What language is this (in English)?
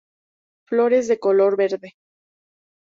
Spanish